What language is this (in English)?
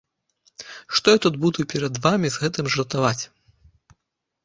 Belarusian